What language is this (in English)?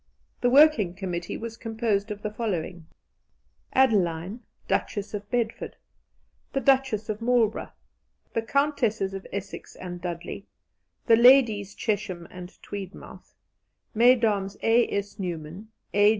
English